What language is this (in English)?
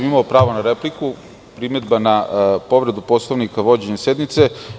Serbian